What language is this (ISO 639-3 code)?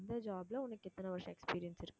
tam